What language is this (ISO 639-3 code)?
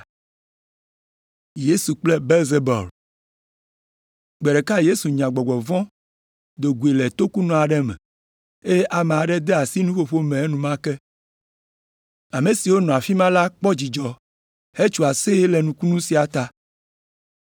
ewe